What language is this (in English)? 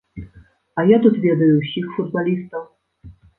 Belarusian